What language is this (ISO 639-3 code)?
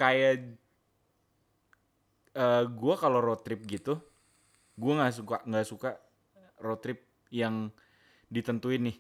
ind